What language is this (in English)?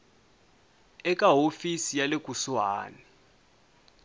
Tsonga